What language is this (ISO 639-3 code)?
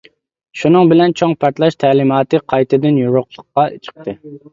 uig